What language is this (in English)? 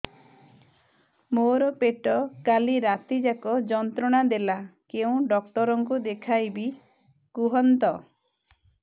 Odia